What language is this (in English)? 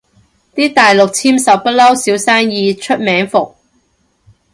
Cantonese